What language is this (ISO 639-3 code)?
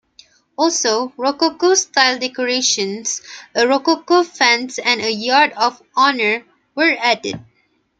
eng